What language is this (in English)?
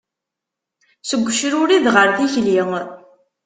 Kabyle